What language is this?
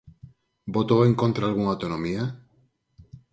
Galician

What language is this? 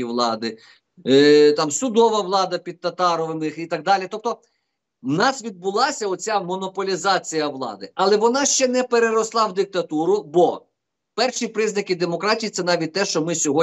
Ukrainian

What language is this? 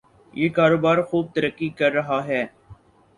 Urdu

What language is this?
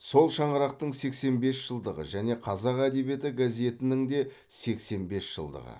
Kazakh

